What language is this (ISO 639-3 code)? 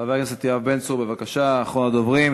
heb